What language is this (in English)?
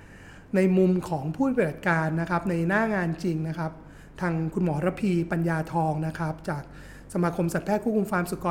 Thai